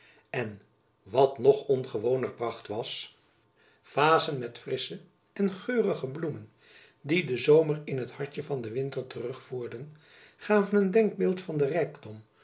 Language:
Dutch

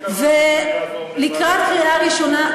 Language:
Hebrew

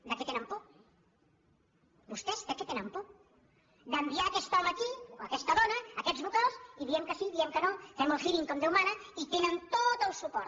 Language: Catalan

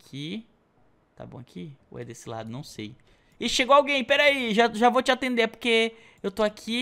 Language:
Portuguese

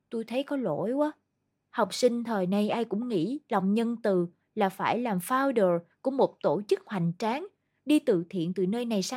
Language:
Vietnamese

